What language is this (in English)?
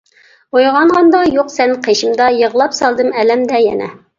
Uyghur